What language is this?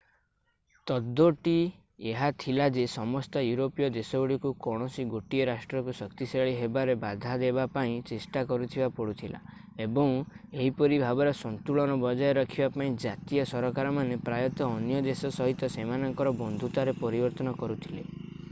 Odia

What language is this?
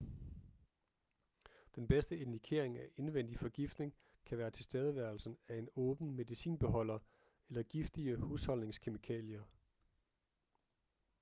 Danish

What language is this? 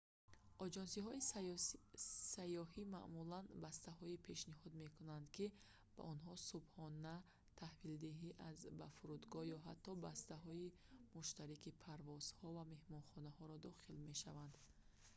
Tajik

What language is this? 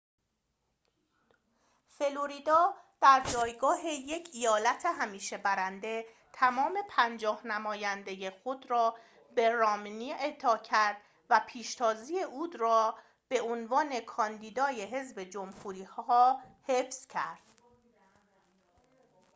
Persian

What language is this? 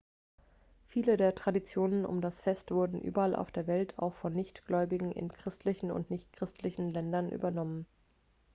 German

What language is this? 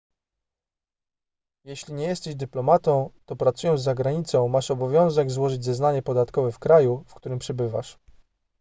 Polish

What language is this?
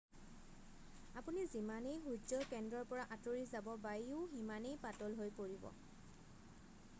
Assamese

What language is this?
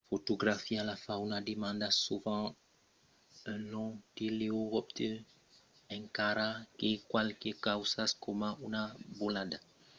Occitan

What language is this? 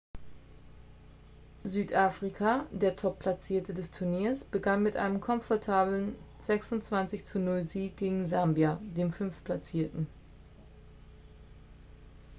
German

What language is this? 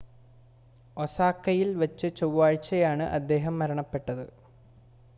Malayalam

